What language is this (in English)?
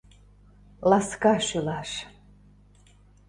Mari